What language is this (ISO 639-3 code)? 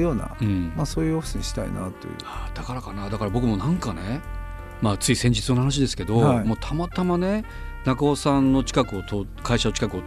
jpn